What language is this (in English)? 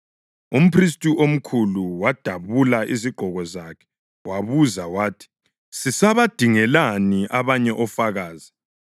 North Ndebele